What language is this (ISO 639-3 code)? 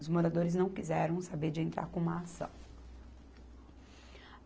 por